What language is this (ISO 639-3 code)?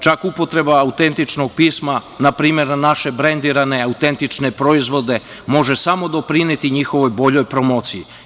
srp